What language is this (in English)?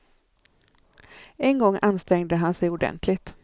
Swedish